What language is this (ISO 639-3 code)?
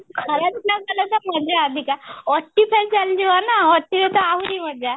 ori